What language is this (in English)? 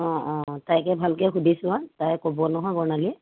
Assamese